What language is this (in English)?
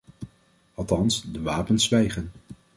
Dutch